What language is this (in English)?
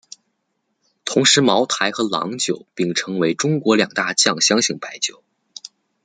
Chinese